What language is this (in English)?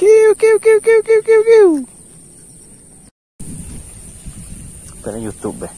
Indonesian